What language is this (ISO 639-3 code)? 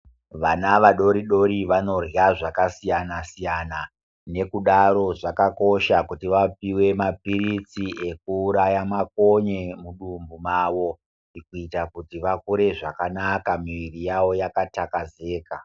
ndc